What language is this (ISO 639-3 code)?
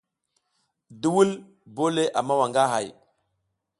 giz